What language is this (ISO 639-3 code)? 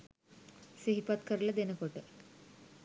sin